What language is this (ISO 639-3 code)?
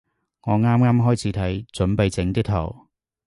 yue